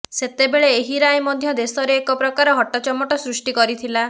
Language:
Odia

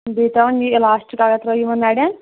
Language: Kashmiri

